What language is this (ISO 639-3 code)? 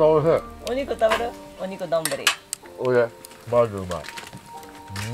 jpn